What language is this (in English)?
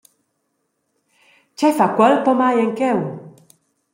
Romansh